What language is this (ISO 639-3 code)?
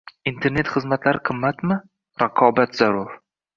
uzb